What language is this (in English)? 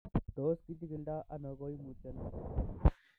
Kalenjin